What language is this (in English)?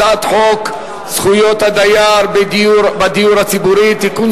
Hebrew